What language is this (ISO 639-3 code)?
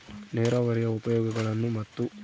kan